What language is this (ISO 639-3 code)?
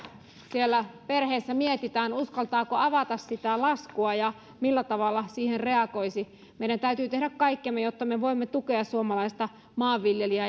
fin